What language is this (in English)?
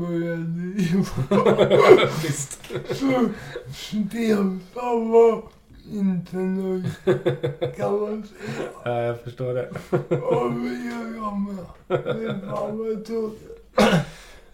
Swedish